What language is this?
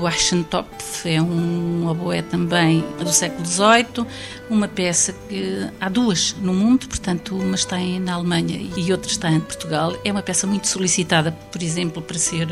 Portuguese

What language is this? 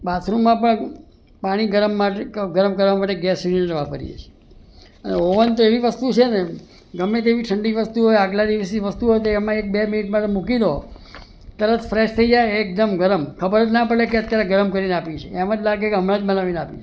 Gujarati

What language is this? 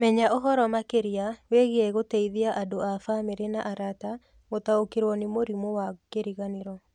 Kikuyu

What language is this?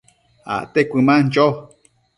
Matsés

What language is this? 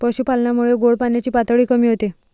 Marathi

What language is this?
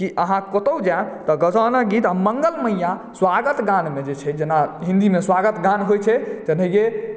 Maithili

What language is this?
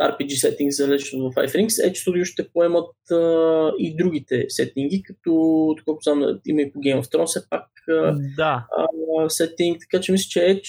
Bulgarian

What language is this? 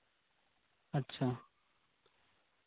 Santali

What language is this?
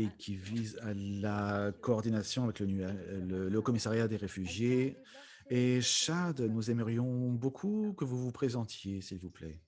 French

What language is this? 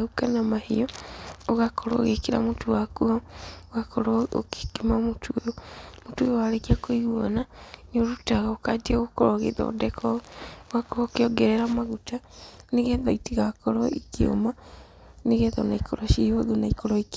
Kikuyu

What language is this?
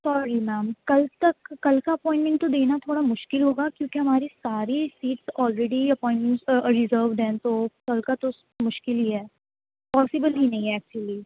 Urdu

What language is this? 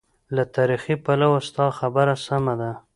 Pashto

